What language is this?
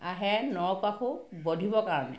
Assamese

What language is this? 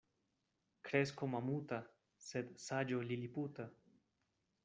Esperanto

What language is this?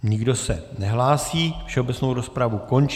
Czech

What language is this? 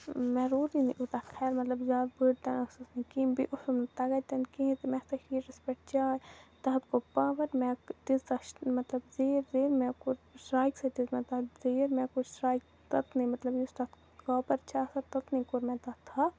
Kashmiri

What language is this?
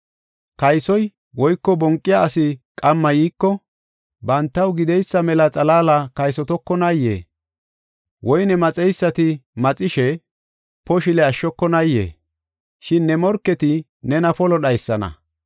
Gofa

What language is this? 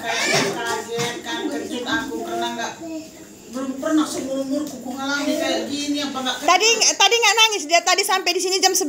Indonesian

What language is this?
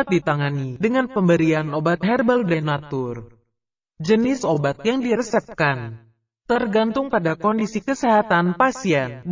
Indonesian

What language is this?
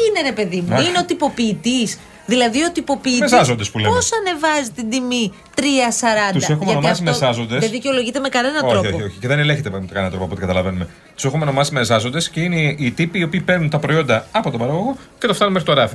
Greek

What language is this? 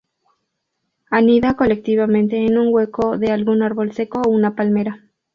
Spanish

